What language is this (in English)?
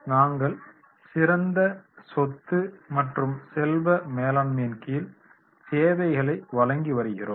Tamil